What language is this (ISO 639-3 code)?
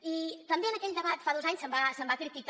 cat